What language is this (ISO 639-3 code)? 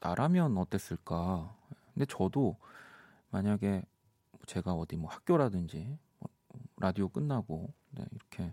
kor